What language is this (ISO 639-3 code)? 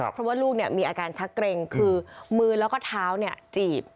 tha